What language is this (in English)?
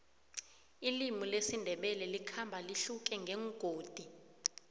South Ndebele